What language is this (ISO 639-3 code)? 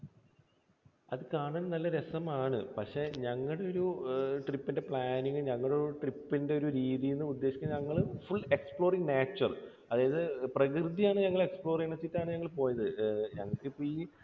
mal